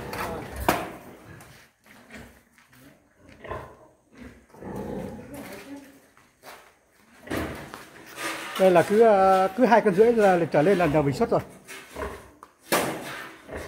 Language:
Vietnamese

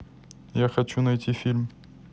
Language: Russian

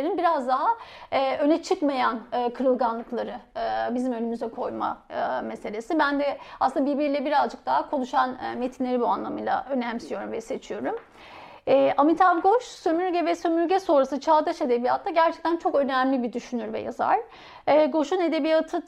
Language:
Turkish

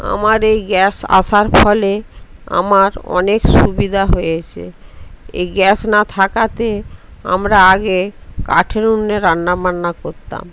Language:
Bangla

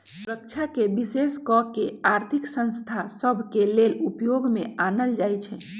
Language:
Magahi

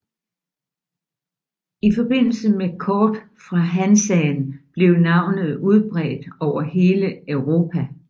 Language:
Danish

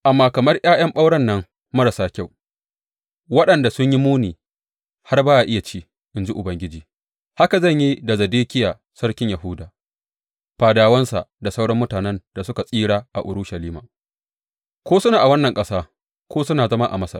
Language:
Hausa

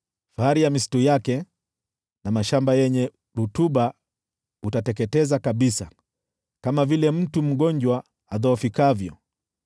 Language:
Swahili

